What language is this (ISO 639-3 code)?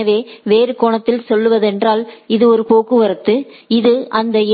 tam